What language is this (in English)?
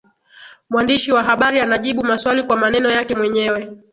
Swahili